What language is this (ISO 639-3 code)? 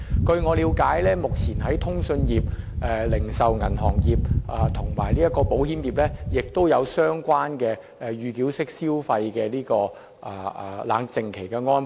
yue